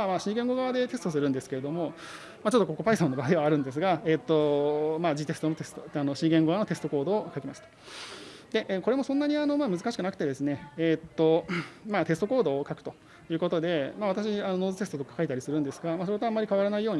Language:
Japanese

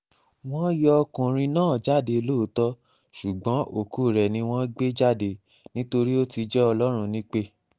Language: Yoruba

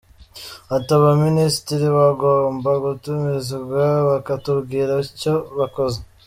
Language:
Kinyarwanda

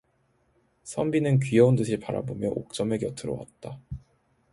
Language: Korean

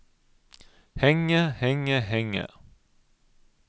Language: Norwegian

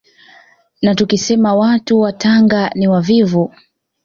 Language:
Swahili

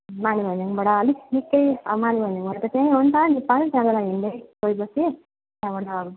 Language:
Nepali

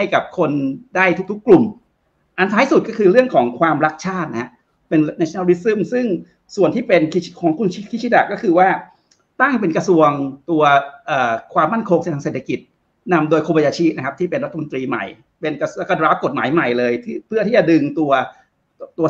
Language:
Thai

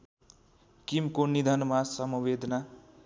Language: Nepali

